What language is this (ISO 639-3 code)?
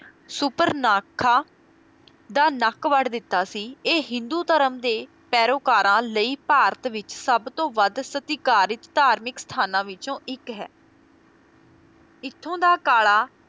pan